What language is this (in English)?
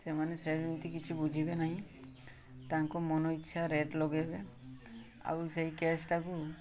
Odia